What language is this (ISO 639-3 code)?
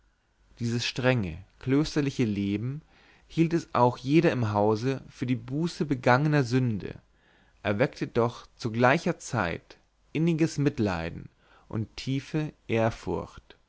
deu